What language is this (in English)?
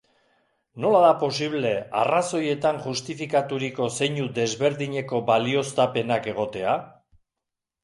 Basque